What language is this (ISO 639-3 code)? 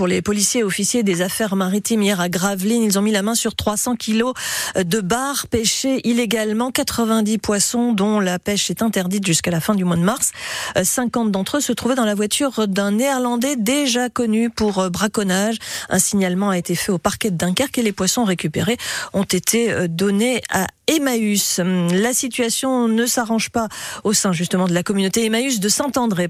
fra